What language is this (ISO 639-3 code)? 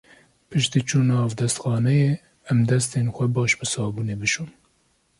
kur